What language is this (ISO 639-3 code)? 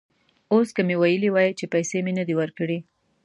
pus